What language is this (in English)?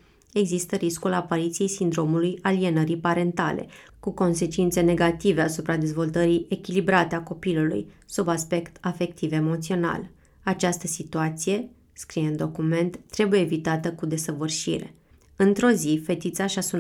Romanian